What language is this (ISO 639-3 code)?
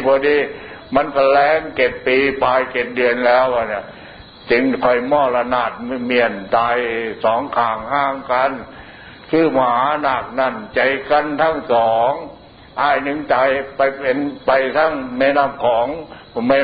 tha